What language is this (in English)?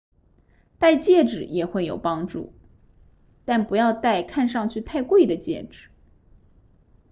Chinese